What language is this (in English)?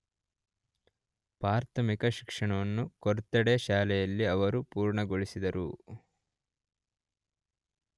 Kannada